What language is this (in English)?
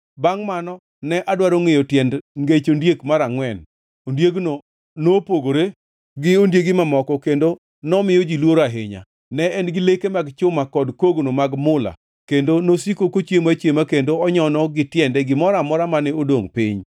Luo (Kenya and Tanzania)